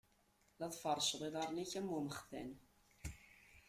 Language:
Kabyle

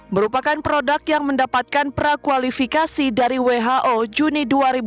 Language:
Indonesian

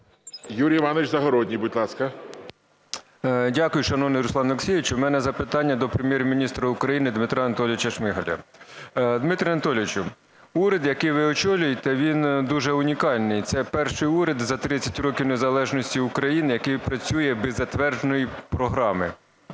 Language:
Ukrainian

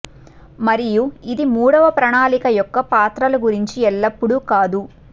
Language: Telugu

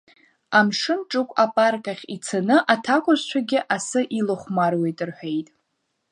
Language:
Abkhazian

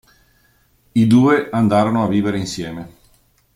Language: Italian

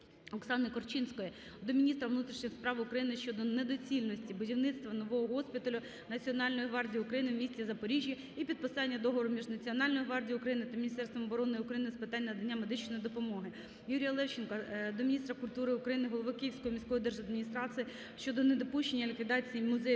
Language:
Ukrainian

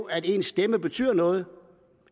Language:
Danish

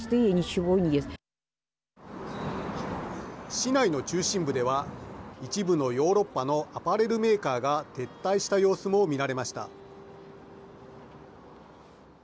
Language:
Japanese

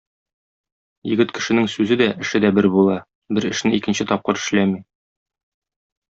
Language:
Tatar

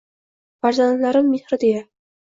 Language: Uzbek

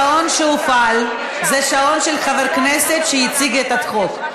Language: Hebrew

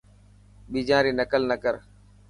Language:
Dhatki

